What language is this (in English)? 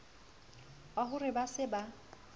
Southern Sotho